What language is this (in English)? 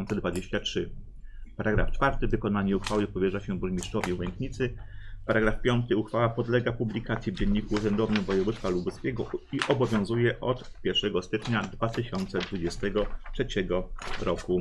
Polish